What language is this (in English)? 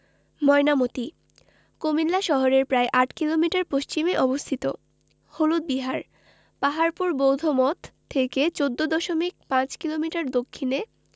Bangla